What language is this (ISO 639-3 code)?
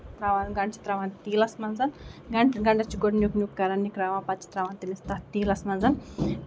kas